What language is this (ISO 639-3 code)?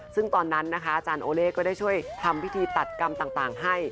tha